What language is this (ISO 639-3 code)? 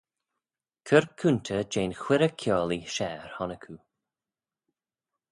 glv